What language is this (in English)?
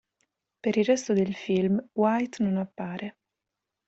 Italian